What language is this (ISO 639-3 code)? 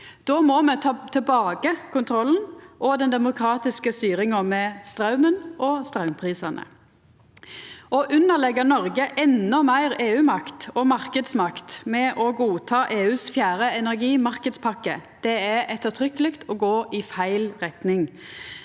nor